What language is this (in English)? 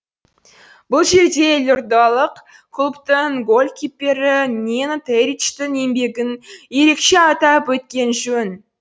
Kazakh